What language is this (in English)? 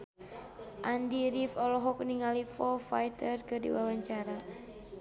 Sundanese